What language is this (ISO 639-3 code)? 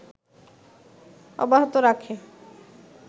ben